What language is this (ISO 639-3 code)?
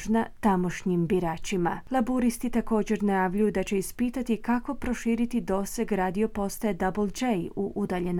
hrv